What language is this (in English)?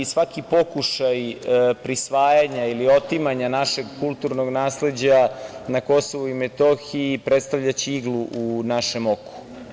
Serbian